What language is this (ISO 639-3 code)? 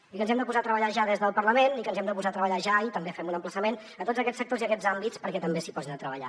cat